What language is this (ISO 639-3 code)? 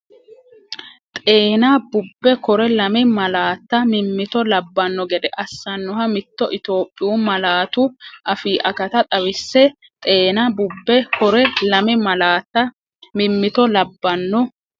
sid